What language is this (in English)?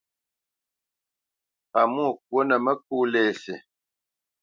Bamenyam